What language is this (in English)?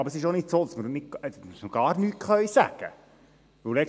Swiss German